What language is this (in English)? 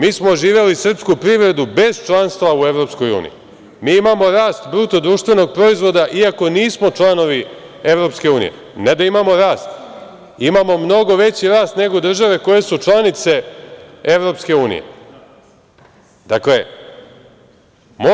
Serbian